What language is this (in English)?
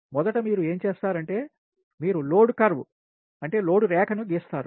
Telugu